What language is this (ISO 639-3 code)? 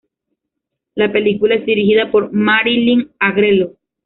spa